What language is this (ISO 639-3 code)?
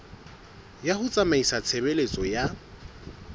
sot